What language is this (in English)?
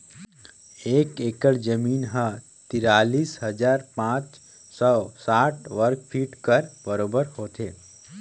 Chhattisgarhi